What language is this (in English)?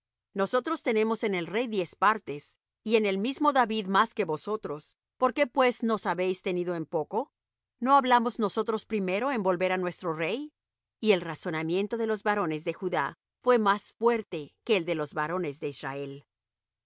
Spanish